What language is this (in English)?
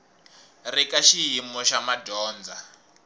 Tsonga